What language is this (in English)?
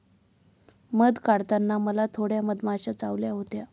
Marathi